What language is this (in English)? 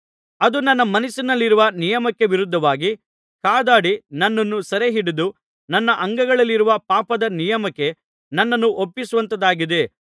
Kannada